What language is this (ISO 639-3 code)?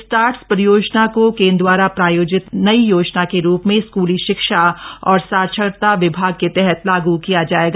hin